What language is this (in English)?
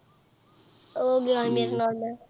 Punjabi